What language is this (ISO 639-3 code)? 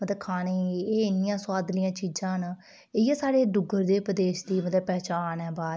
doi